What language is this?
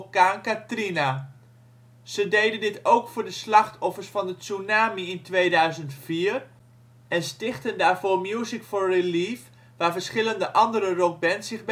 Dutch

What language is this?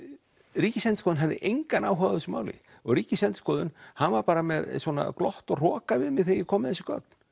Icelandic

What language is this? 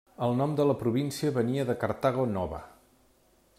Catalan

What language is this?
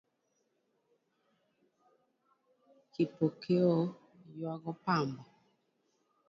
Luo (Kenya and Tanzania)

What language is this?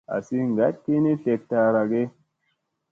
Musey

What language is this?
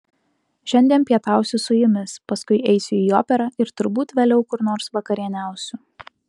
Lithuanian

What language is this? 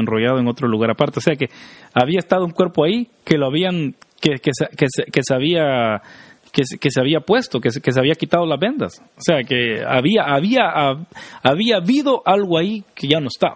Spanish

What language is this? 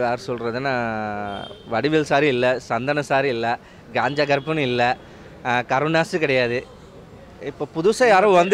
Korean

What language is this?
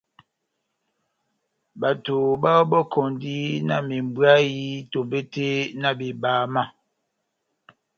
Batanga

